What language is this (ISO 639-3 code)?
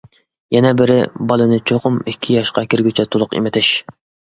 uig